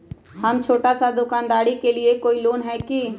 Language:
Magahi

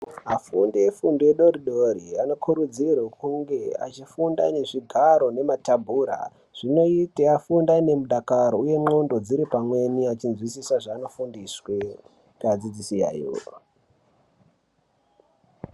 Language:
Ndau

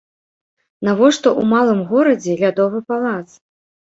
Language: Belarusian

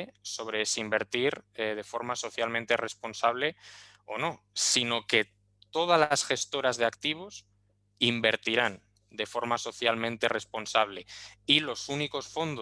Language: Spanish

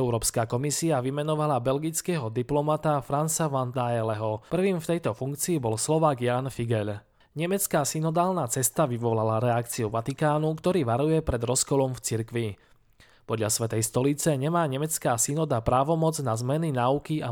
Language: Slovak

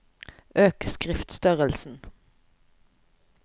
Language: Norwegian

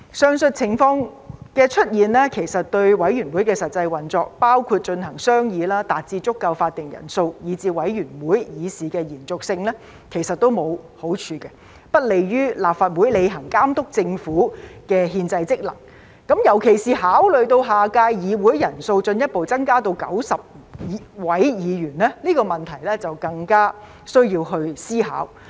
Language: Cantonese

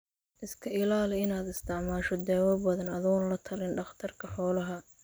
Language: Somali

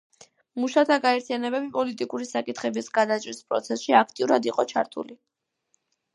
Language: Georgian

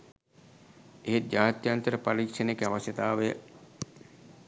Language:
Sinhala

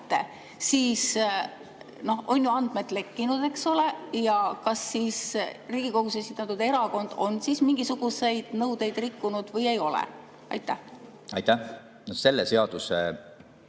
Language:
Estonian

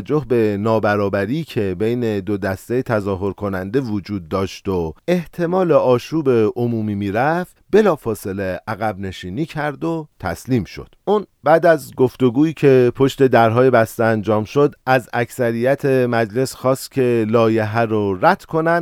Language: Persian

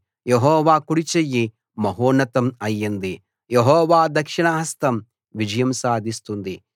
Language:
Telugu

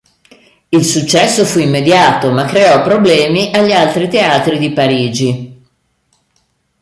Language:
Italian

